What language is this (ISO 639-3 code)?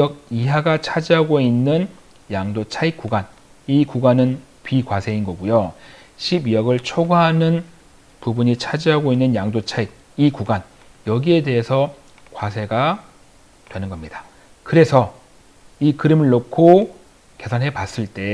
kor